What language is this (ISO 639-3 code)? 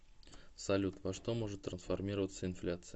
rus